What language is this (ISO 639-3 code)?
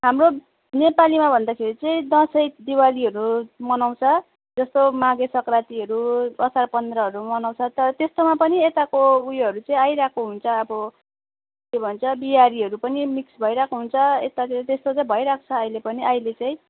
nep